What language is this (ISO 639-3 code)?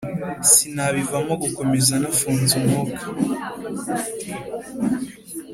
kin